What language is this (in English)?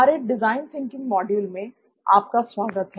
Hindi